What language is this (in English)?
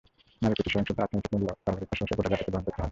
Bangla